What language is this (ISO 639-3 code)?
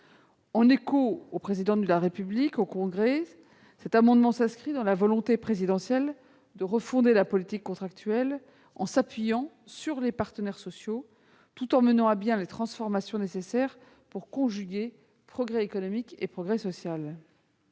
fra